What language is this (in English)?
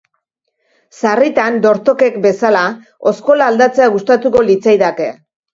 Basque